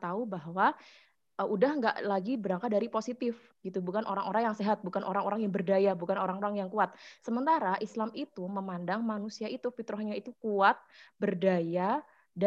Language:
Indonesian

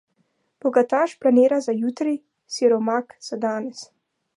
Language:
Slovenian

